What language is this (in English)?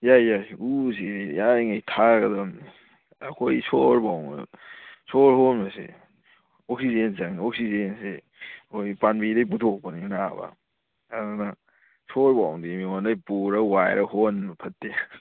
Manipuri